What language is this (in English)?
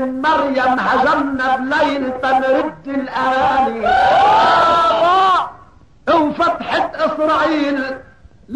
Arabic